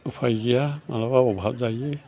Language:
Bodo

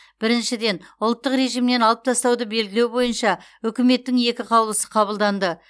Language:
Kazakh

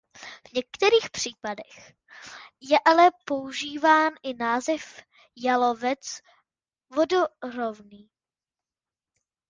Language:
Czech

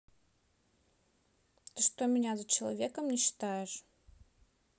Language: Russian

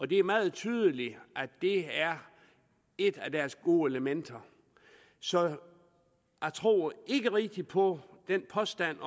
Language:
Danish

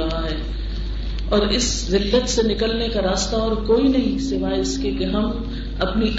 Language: Urdu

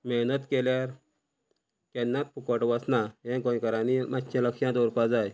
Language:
Konkani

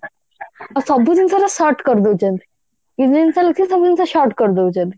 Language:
Odia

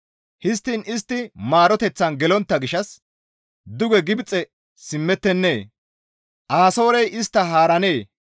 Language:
Gamo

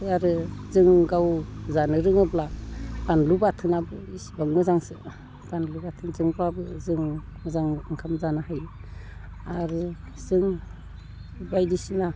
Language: Bodo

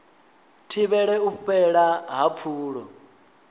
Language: Venda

